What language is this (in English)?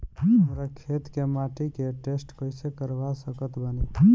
Bhojpuri